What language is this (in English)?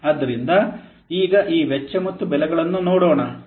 Kannada